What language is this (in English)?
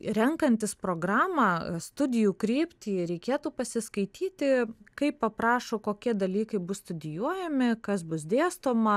Lithuanian